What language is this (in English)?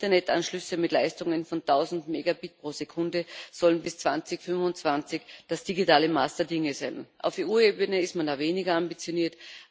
German